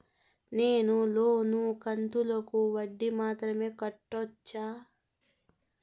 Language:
Telugu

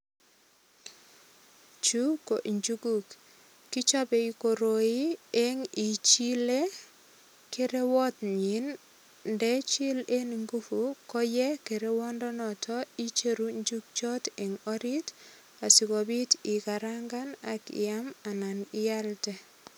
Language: Kalenjin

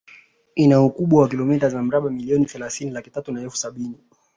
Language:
Swahili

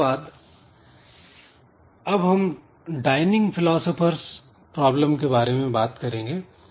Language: Hindi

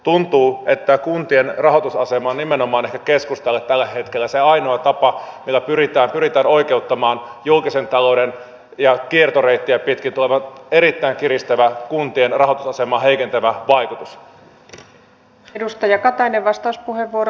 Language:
Finnish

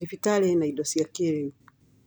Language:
Kikuyu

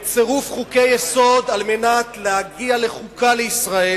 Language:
Hebrew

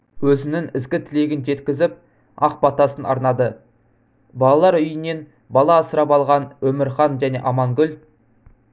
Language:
Kazakh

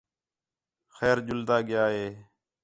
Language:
Khetrani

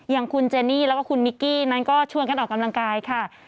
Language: Thai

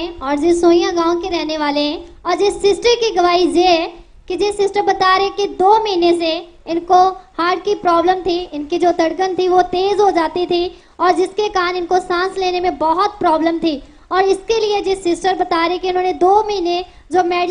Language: Hindi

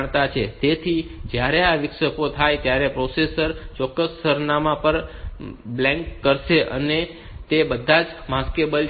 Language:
Gujarati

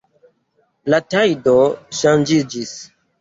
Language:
Esperanto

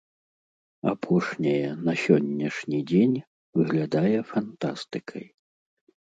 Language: Belarusian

